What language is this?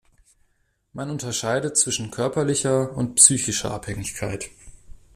German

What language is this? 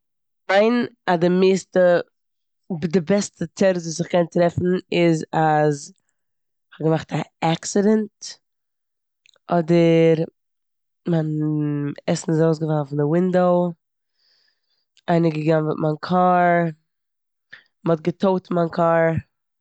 Yiddish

